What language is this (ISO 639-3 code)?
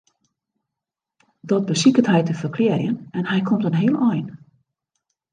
fry